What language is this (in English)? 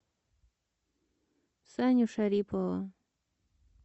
Russian